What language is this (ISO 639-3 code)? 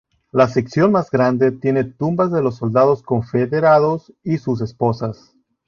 spa